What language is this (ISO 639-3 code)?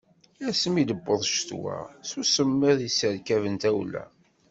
kab